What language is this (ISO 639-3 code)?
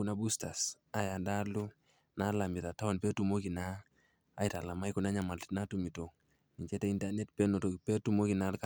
mas